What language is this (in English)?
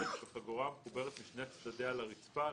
Hebrew